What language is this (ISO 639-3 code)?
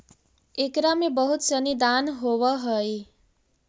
mag